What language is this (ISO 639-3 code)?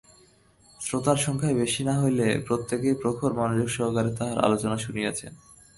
ben